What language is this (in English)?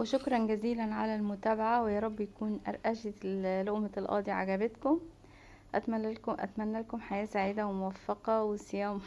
Arabic